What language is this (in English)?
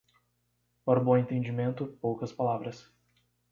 Portuguese